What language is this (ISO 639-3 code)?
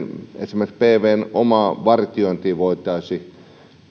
fin